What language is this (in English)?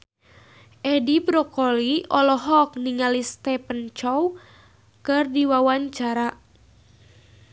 Sundanese